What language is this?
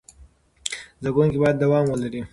Pashto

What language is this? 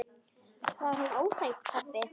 Icelandic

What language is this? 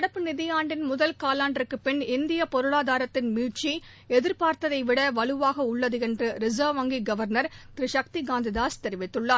Tamil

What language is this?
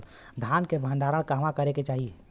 Bhojpuri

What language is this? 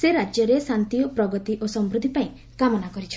Odia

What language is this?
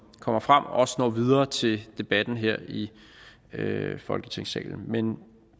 Danish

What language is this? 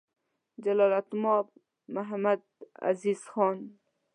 Pashto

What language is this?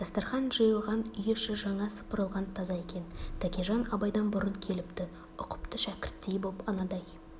Kazakh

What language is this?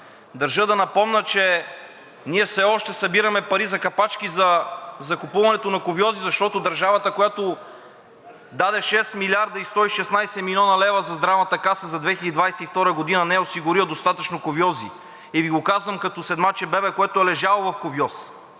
Bulgarian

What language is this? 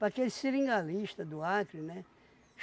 Portuguese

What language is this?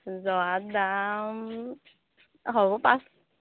Assamese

